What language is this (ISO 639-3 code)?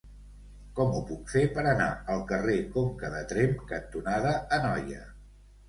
cat